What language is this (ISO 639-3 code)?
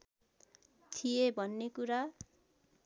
nep